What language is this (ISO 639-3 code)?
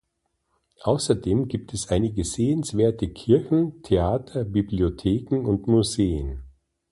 deu